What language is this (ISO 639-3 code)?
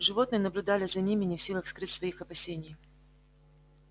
rus